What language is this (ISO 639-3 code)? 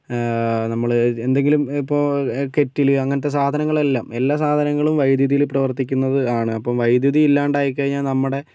mal